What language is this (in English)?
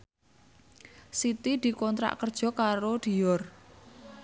Javanese